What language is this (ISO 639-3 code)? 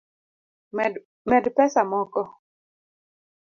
luo